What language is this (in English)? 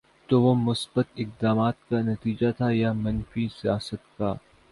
Urdu